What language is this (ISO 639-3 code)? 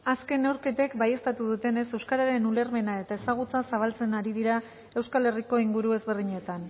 eus